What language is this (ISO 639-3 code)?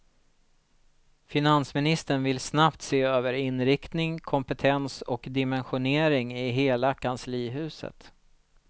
swe